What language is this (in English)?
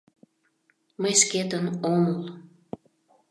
Mari